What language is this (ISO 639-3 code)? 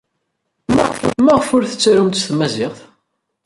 kab